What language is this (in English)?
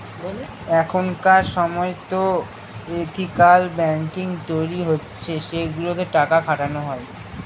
Bangla